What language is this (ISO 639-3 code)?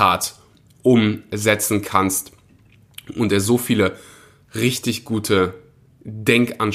deu